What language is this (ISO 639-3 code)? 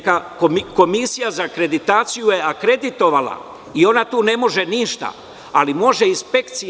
srp